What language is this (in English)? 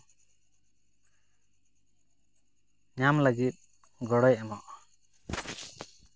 Santali